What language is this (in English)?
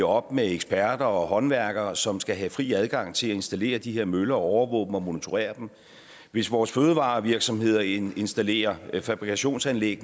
Danish